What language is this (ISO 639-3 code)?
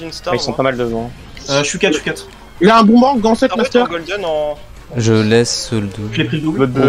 fra